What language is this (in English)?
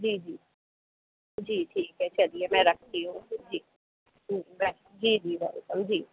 Hindi